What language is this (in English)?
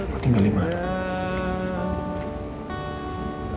Indonesian